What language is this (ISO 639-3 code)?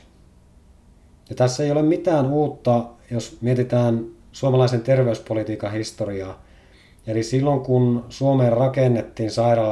fin